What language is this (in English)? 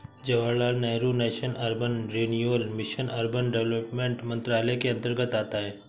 Hindi